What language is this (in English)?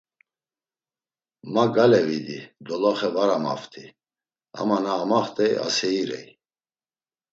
Laz